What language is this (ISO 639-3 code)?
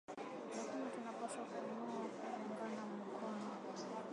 swa